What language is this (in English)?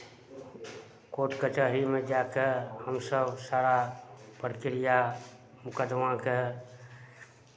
Maithili